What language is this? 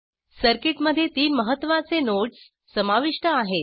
Marathi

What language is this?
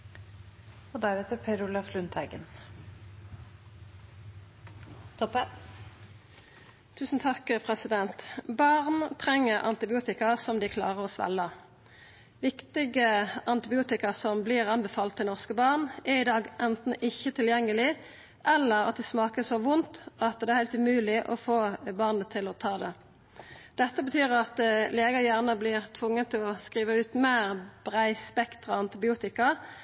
Norwegian Nynorsk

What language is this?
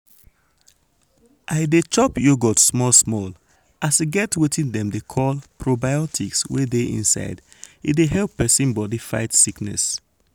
Nigerian Pidgin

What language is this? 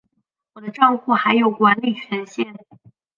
Chinese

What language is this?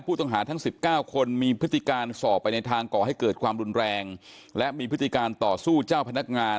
Thai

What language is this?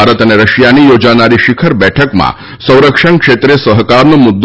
Gujarati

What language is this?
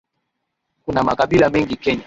Swahili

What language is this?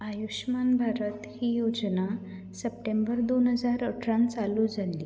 Konkani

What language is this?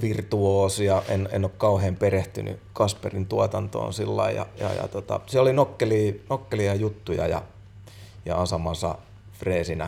Finnish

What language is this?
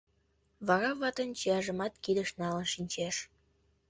Mari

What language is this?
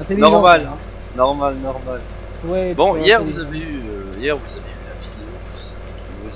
French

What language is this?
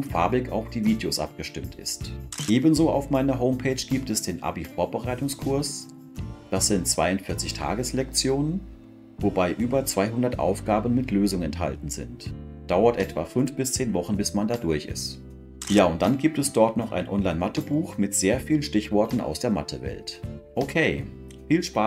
German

